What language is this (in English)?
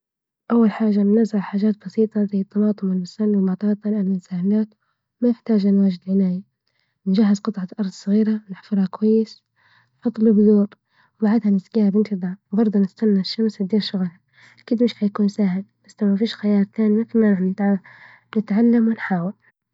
Libyan Arabic